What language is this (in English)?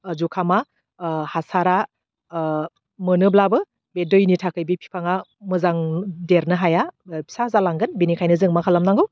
Bodo